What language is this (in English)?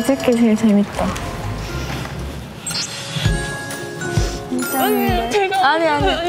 Korean